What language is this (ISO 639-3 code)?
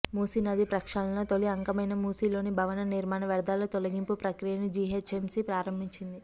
tel